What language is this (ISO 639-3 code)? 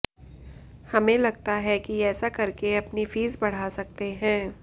hin